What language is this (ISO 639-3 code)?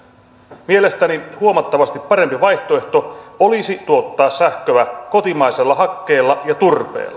fin